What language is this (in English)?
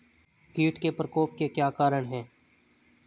Hindi